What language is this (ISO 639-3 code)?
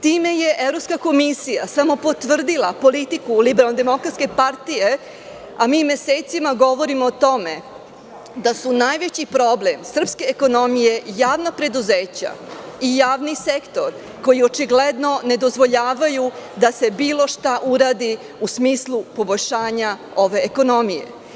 srp